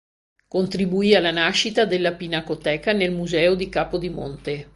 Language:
Italian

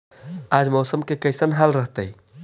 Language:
Magahi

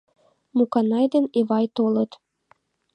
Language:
Mari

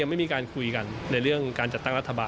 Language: Thai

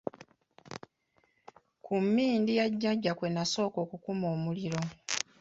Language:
Ganda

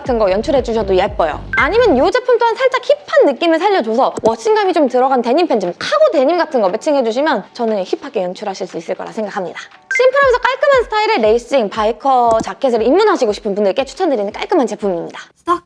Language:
Korean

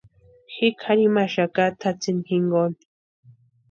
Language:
Western Highland Purepecha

